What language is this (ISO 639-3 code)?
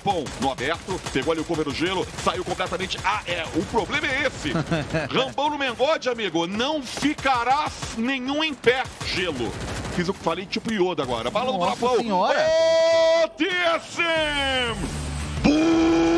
por